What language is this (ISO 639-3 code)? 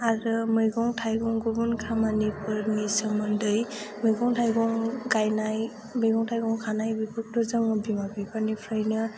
brx